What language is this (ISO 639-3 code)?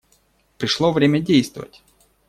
rus